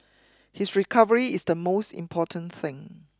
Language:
English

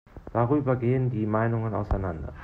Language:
German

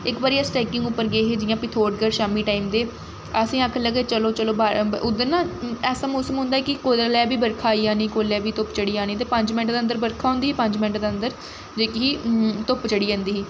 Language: Dogri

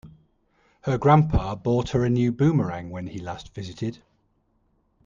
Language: English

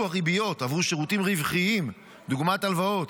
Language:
Hebrew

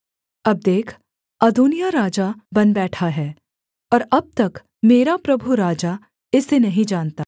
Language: Hindi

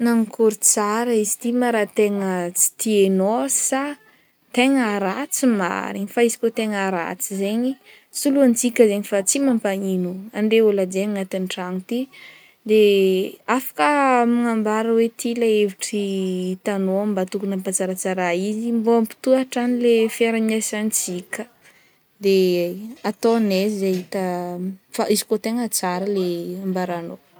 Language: Northern Betsimisaraka Malagasy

